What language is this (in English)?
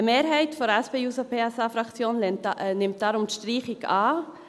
Swiss German